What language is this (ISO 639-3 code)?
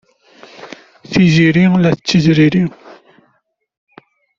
kab